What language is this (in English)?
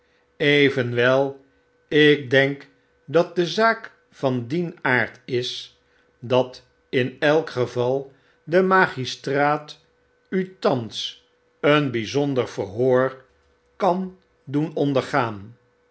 Dutch